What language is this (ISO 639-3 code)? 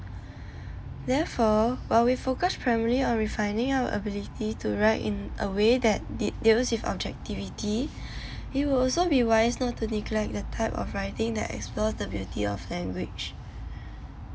eng